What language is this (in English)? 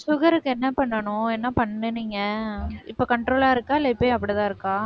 Tamil